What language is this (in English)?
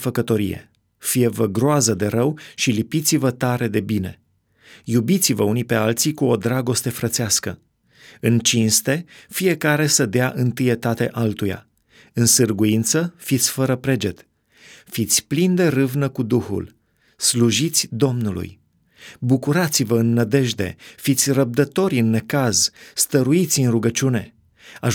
Romanian